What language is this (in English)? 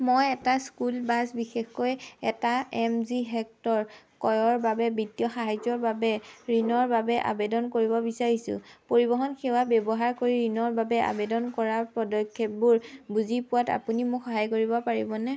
Assamese